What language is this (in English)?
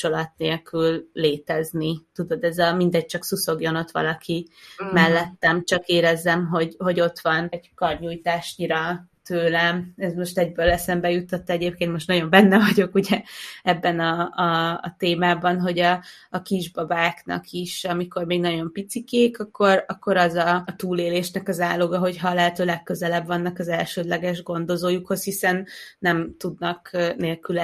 Hungarian